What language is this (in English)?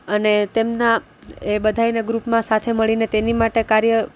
Gujarati